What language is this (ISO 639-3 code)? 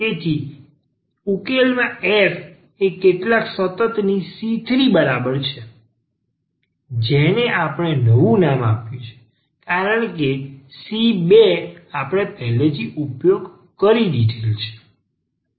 guj